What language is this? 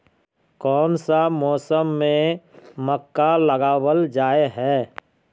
Magahi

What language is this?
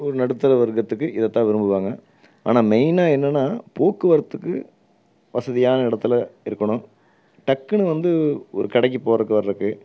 Tamil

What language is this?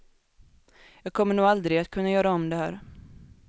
Swedish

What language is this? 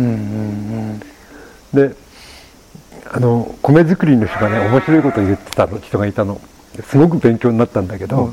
Japanese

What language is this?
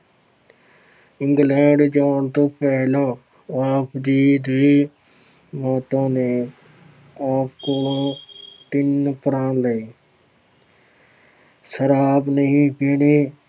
Punjabi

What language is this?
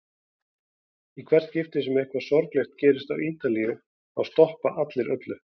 Icelandic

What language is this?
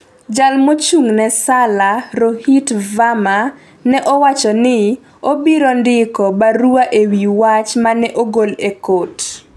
Luo (Kenya and Tanzania)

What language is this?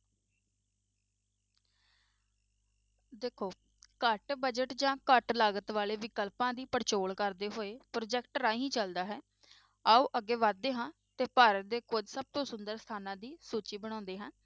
Punjabi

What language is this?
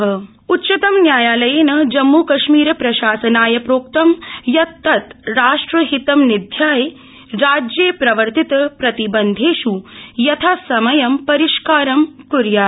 Sanskrit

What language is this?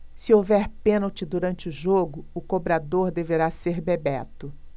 Portuguese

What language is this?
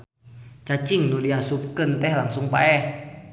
Sundanese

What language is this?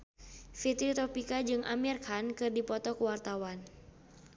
Sundanese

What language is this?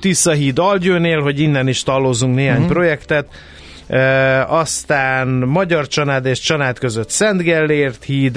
Hungarian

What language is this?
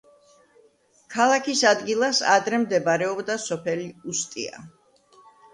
Georgian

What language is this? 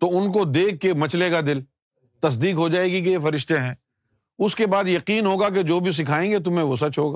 Urdu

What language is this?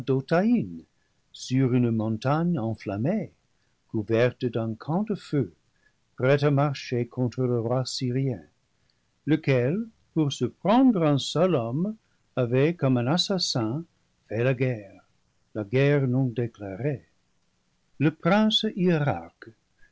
French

